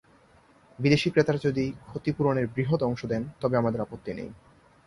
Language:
Bangla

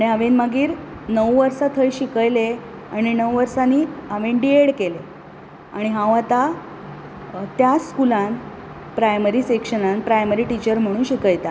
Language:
Konkani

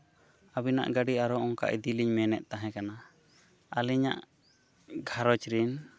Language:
Santali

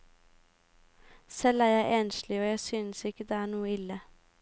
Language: Norwegian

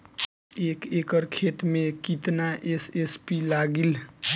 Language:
Bhojpuri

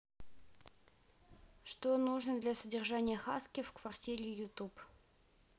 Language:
Russian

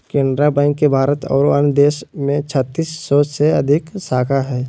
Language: Magahi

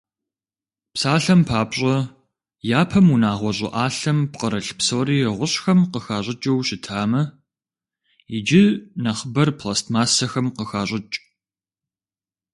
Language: Kabardian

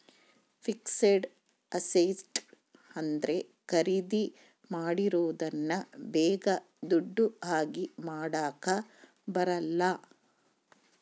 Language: Kannada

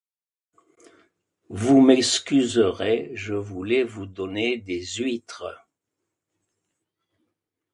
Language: French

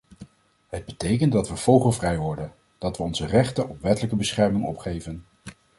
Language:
Dutch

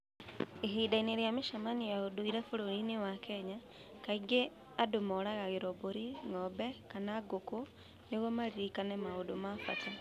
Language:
Kikuyu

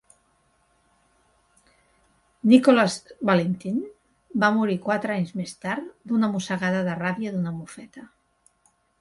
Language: Catalan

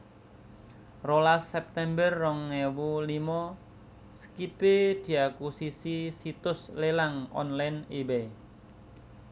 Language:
Javanese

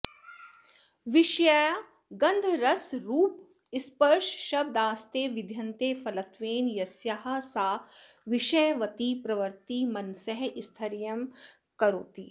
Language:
Sanskrit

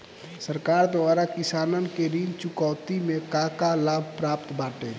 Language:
Bhojpuri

